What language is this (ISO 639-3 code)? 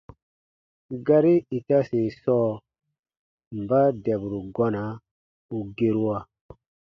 bba